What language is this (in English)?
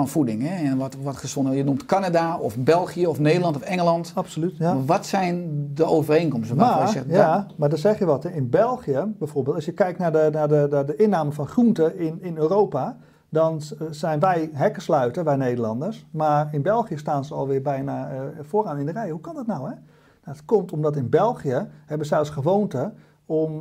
Dutch